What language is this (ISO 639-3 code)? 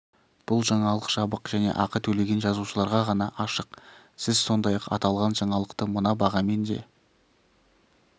kaz